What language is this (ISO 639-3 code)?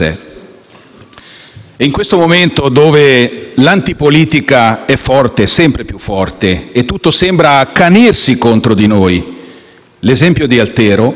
ita